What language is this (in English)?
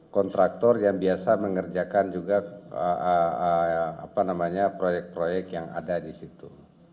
Indonesian